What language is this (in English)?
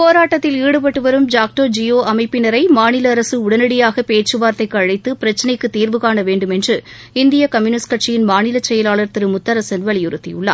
Tamil